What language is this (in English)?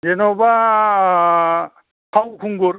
Bodo